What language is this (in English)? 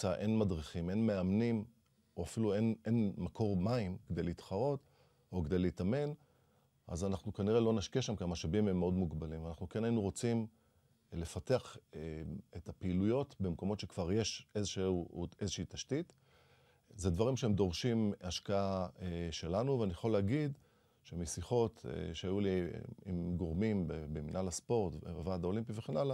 Hebrew